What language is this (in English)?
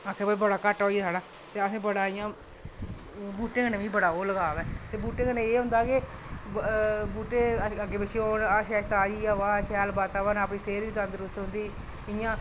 Dogri